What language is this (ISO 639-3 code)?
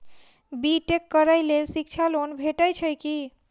mai